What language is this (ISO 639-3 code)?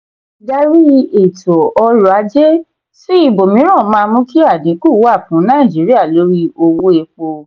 yor